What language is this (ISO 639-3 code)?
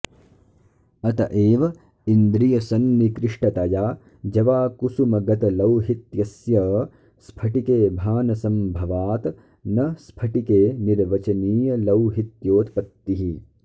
san